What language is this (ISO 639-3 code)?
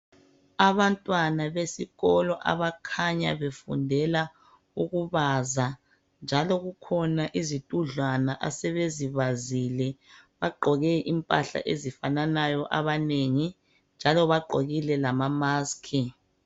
nde